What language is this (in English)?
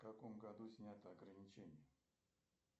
Russian